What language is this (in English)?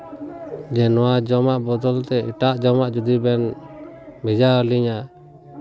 Santali